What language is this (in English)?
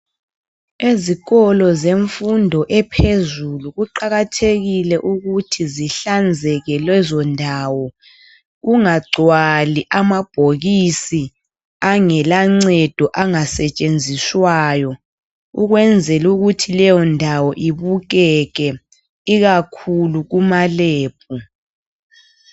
North Ndebele